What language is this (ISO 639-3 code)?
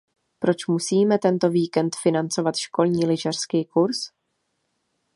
ces